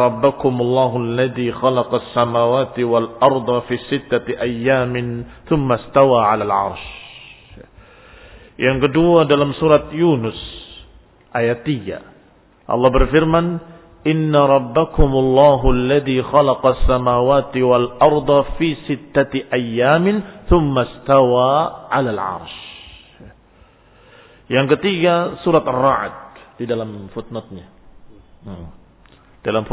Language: Indonesian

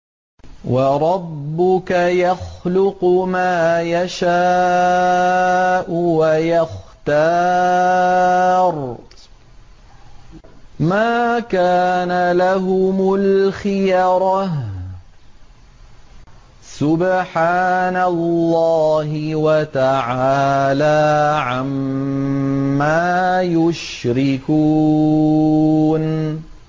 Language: Arabic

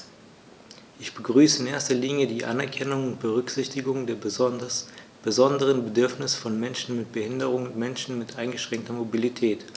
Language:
German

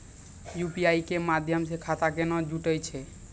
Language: Maithili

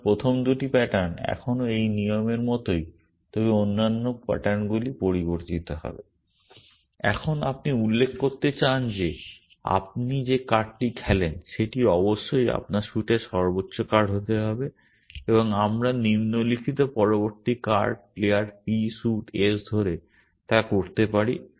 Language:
Bangla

